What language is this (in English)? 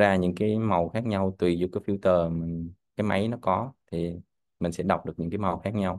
Vietnamese